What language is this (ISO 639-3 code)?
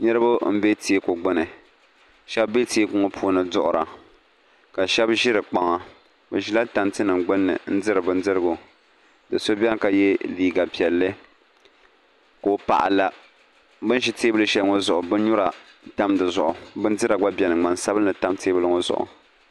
dag